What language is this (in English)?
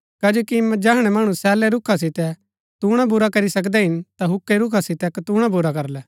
Gaddi